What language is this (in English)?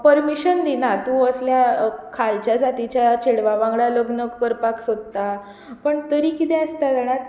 Konkani